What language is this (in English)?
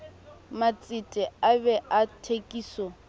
Southern Sotho